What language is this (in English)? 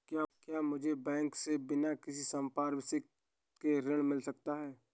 Hindi